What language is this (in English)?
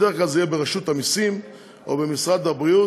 Hebrew